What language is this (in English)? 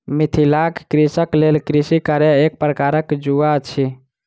Maithili